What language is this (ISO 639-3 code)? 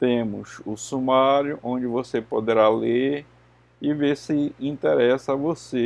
por